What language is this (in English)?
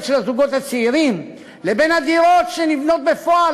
Hebrew